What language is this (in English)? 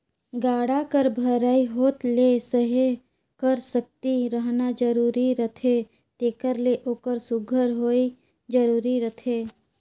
Chhattisgarhi